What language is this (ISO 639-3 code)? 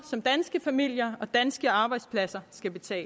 dan